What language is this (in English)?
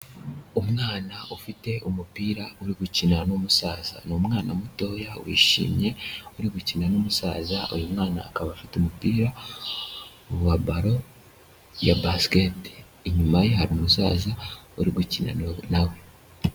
Kinyarwanda